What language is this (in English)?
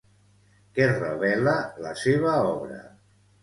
Catalan